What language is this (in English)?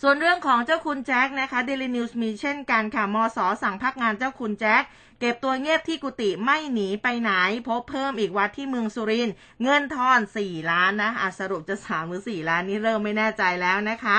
Thai